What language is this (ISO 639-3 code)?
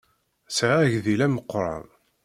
kab